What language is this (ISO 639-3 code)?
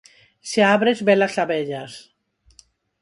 glg